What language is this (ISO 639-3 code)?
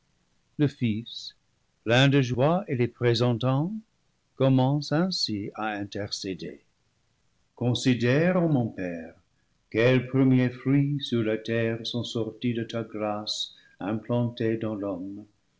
fra